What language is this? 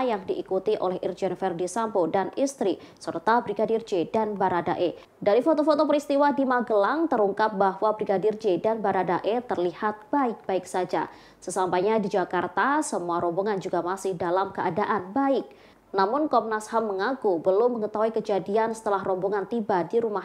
Indonesian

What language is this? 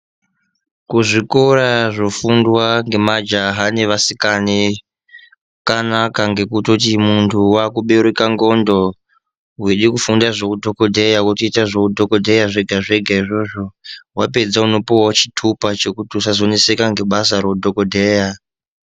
Ndau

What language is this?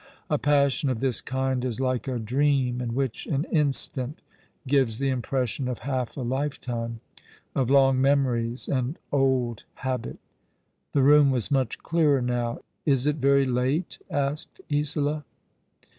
English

